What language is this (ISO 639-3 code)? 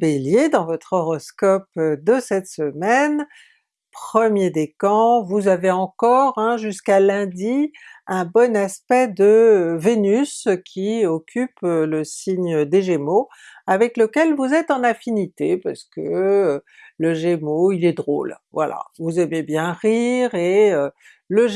fra